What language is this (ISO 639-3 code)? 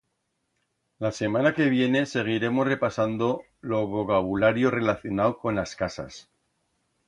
arg